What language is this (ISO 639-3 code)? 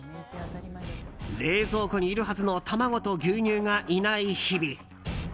jpn